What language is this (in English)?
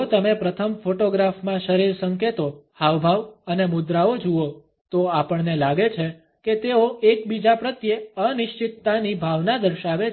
Gujarati